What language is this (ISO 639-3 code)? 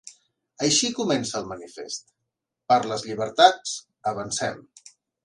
cat